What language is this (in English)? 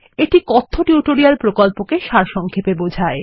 Bangla